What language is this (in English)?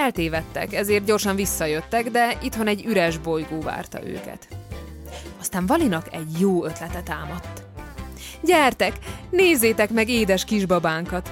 Hungarian